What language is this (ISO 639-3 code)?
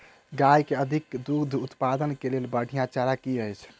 mai